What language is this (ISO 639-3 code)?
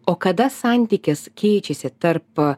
lit